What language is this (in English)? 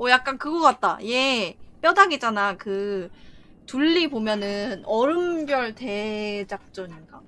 Korean